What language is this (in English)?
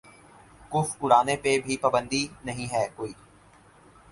Urdu